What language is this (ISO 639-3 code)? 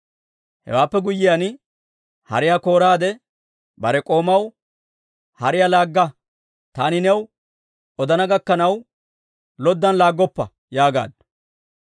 dwr